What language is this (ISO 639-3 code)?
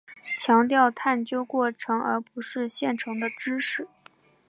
zho